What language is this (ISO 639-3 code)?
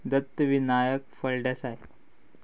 kok